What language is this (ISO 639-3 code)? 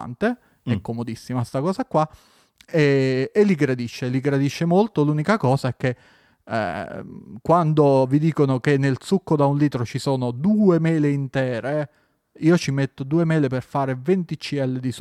ita